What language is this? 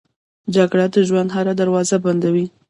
Pashto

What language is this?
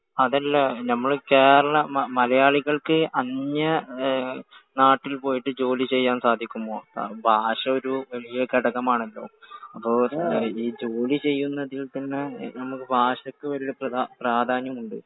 Malayalam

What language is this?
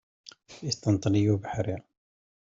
Kabyle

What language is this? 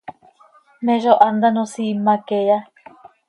Seri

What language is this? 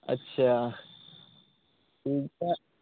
Santali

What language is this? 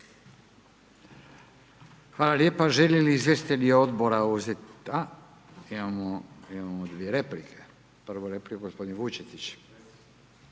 Croatian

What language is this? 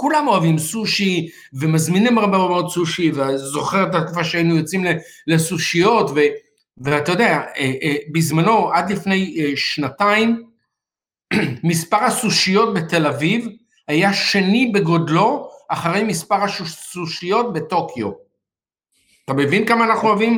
Hebrew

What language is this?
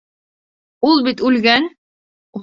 Bashkir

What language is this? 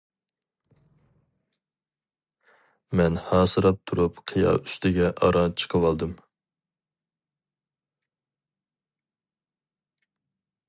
Uyghur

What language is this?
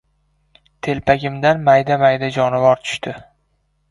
Uzbek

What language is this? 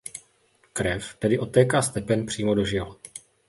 Czech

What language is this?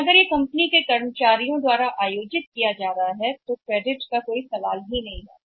Hindi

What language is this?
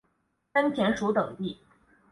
Chinese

